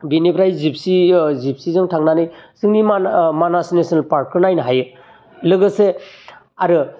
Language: Bodo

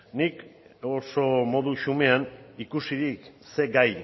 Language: Basque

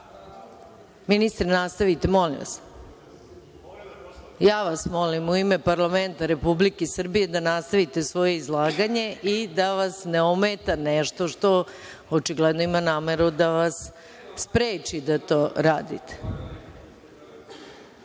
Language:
Serbian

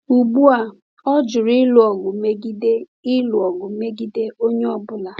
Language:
Igbo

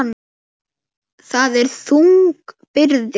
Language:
Icelandic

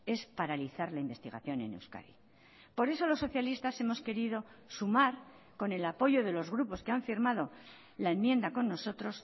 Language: Spanish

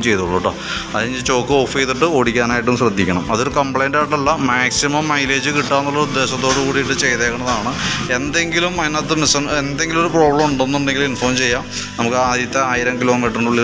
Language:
Malayalam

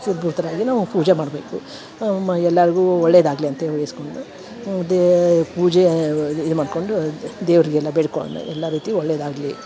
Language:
Kannada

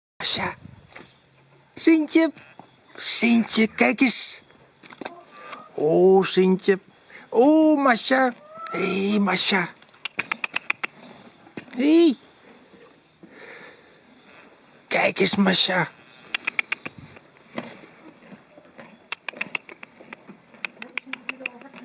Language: Dutch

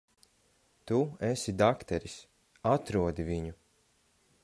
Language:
Latvian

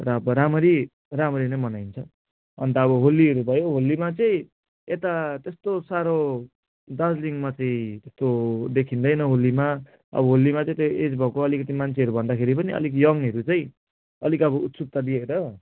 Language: Nepali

